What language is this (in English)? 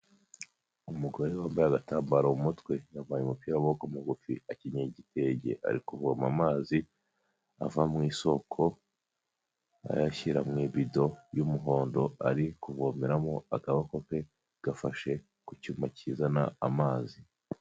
Kinyarwanda